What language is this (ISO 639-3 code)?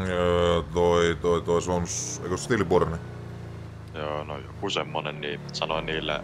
fin